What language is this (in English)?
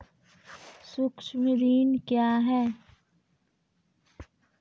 Maithili